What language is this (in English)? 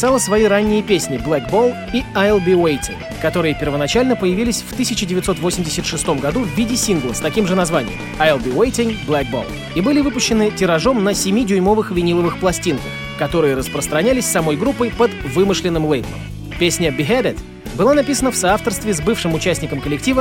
Russian